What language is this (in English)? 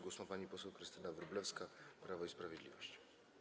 Polish